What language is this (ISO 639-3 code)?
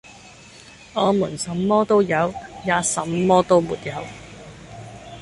yue